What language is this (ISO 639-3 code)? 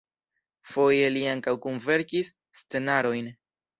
epo